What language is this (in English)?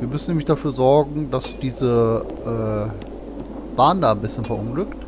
German